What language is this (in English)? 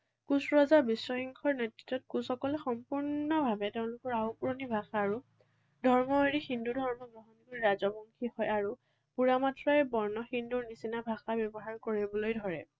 Assamese